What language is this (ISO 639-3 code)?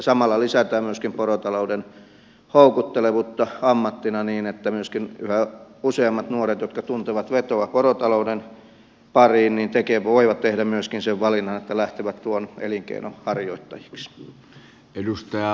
fin